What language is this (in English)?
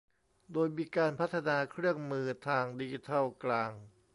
Thai